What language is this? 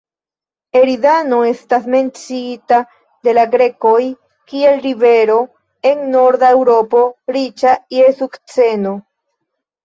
Esperanto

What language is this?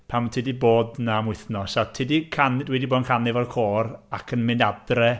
Welsh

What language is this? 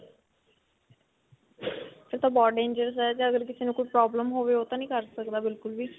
Punjabi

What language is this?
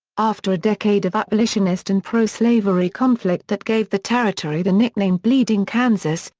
English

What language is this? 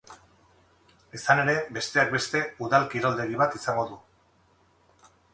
Basque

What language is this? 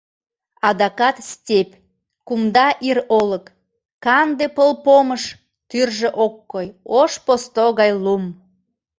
Mari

